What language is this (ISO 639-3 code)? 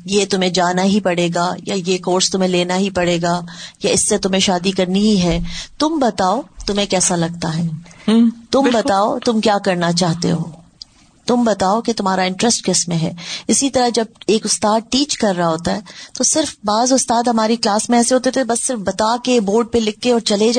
urd